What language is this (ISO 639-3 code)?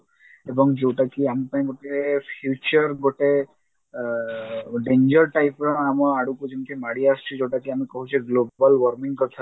ori